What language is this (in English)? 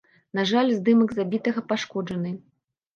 Belarusian